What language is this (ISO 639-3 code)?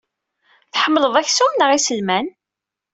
kab